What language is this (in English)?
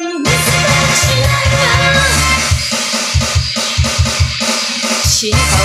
Japanese